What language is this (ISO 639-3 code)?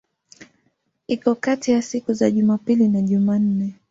swa